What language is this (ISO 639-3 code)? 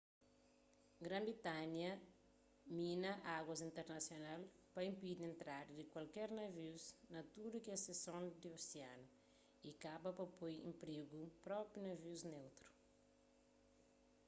kea